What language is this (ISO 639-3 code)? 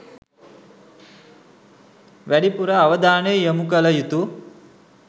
sin